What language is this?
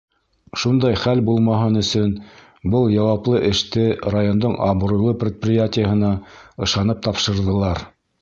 Bashkir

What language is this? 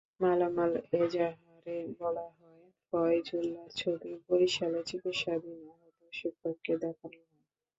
Bangla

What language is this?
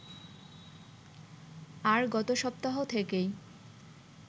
Bangla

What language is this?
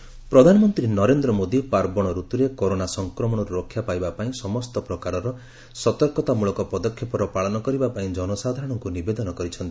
Odia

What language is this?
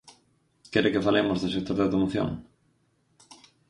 Galician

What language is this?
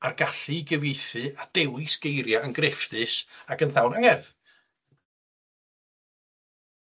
Welsh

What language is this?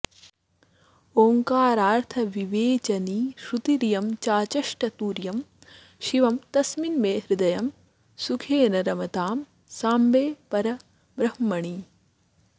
Sanskrit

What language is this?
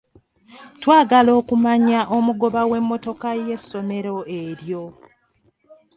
Ganda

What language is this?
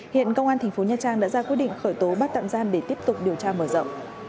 Vietnamese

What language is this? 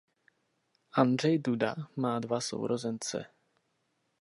Czech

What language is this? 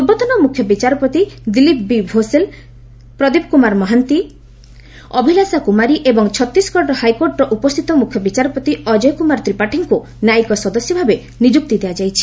Odia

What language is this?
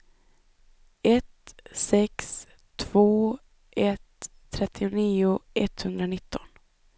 Swedish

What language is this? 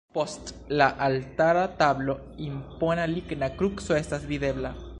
Esperanto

